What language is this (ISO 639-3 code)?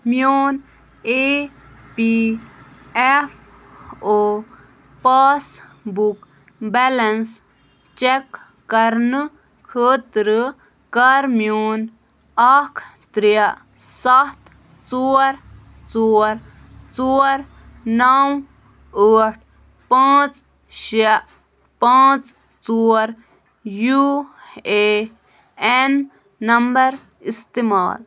kas